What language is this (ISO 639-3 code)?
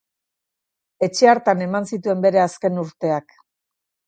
eus